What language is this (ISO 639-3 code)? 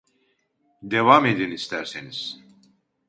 tur